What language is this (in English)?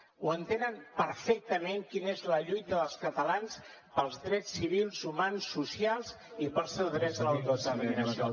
Catalan